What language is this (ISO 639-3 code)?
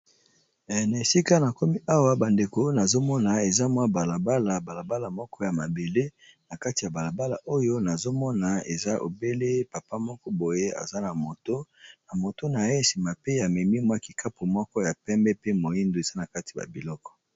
lin